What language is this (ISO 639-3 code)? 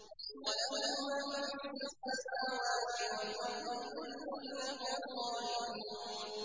ara